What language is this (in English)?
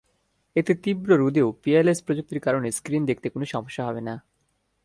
Bangla